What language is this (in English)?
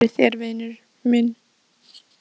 Icelandic